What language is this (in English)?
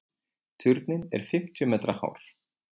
Icelandic